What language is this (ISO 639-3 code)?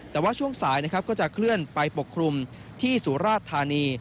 tha